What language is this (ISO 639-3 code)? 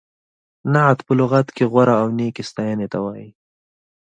pus